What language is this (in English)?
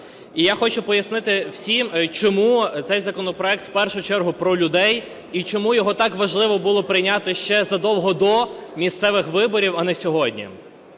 Ukrainian